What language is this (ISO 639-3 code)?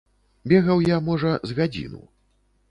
bel